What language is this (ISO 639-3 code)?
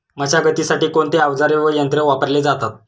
mar